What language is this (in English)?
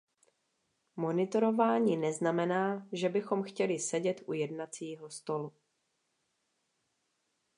Czech